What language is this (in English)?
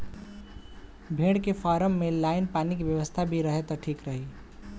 Bhojpuri